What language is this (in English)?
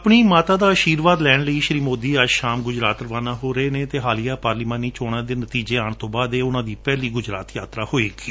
Punjabi